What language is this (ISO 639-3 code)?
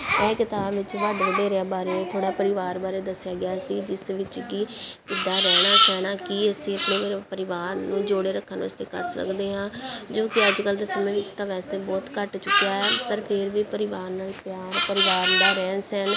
pan